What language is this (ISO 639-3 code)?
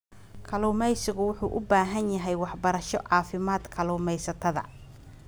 som